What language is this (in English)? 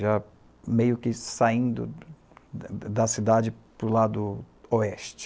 Portuguese